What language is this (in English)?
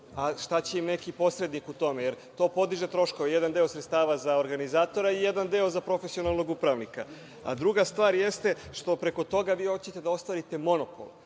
Serbian